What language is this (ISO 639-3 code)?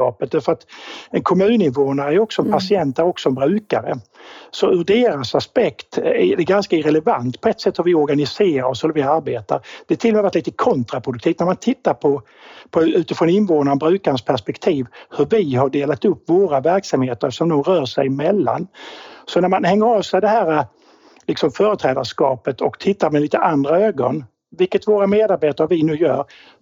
swe